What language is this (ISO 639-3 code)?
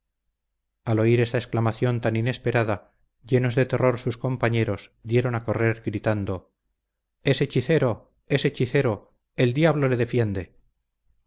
spa